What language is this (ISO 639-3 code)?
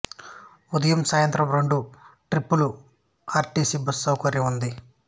tel